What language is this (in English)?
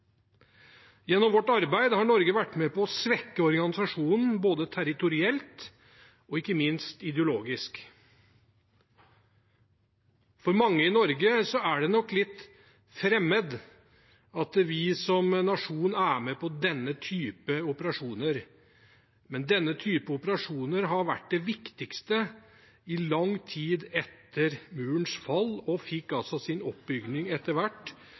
Norwegian Bokmål